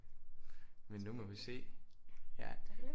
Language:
Danish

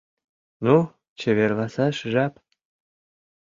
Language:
Mari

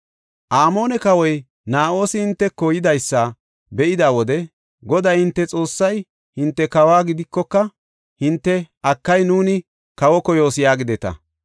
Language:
Gofa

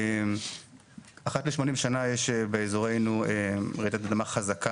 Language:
Hebrew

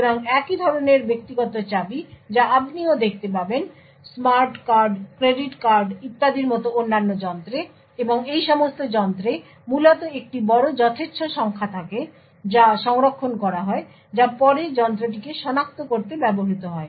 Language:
Bangla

